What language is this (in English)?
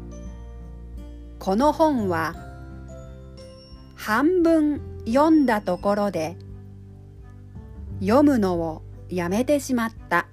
Japanese